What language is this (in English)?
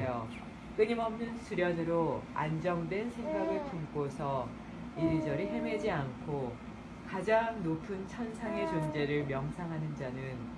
Korean